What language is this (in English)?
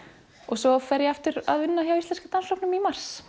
Icelandic